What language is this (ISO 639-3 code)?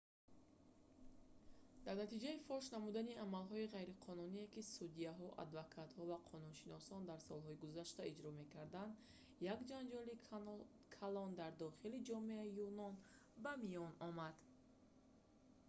tgk